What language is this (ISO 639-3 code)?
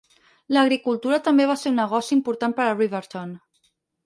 cat